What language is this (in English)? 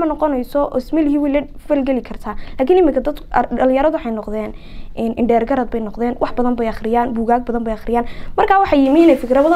Arabic